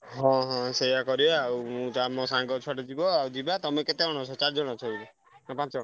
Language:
Odia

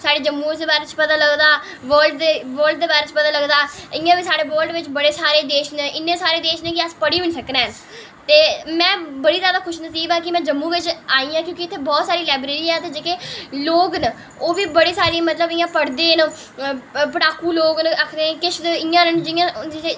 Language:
Dogri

